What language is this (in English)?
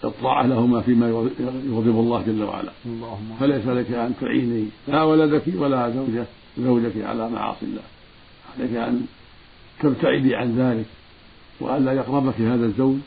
Arabic